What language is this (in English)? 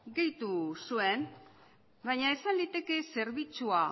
Basque